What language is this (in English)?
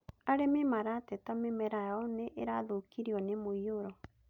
Kikuyu